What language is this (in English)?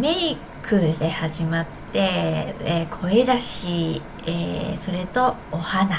Japanese